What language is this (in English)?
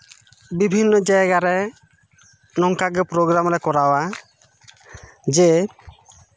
Santali